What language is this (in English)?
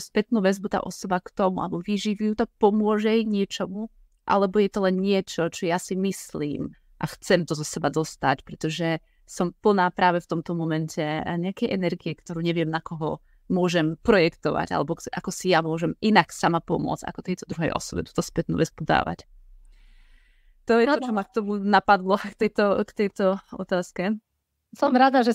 Slovak